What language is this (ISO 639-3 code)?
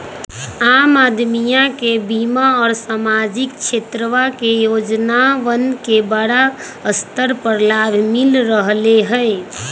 mag